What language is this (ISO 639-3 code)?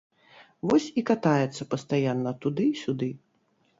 bel